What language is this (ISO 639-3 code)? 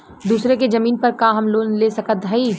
bho